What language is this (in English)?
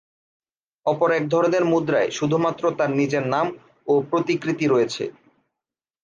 Bangla